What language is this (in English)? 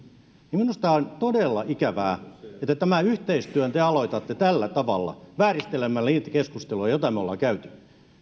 Finnish